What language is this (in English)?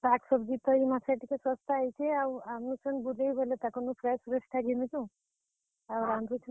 Odia